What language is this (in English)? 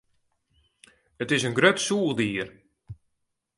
Western Frisian